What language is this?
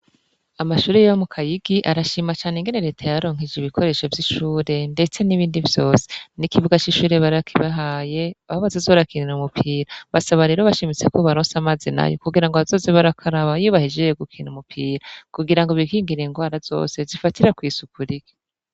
Rundi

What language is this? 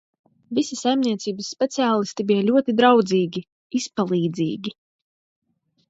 Latvian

